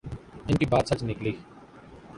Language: Urdu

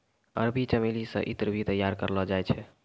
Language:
Maithili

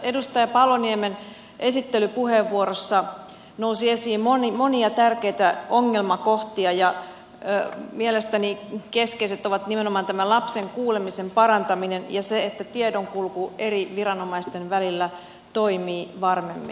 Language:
Finnish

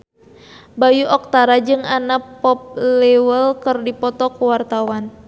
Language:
Sundanese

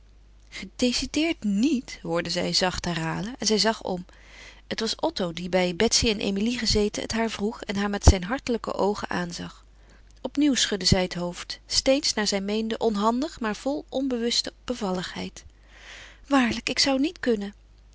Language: Dutch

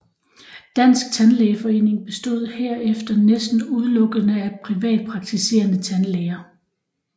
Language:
Danish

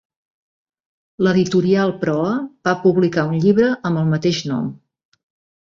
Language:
Catalan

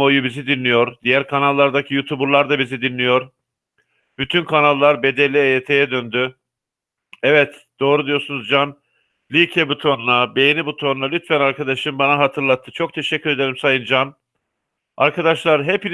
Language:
Turkish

